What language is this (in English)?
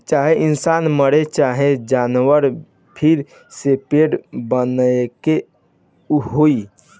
Bhojpuri